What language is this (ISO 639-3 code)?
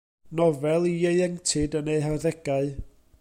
cym